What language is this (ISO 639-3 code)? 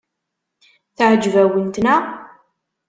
kab